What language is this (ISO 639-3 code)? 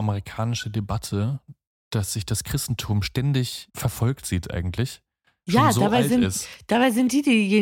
deu